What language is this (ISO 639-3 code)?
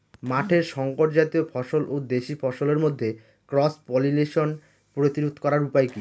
ben